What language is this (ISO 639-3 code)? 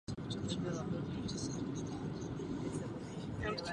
ces